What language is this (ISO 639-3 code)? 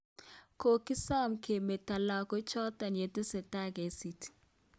kln